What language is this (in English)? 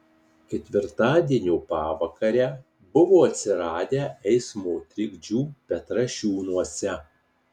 Lithuanian